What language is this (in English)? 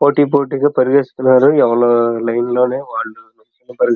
Telugu